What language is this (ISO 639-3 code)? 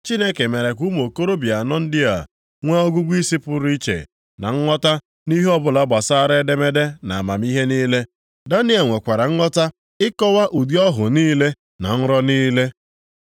ibo